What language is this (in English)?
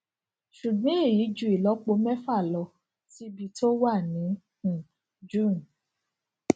Yoruba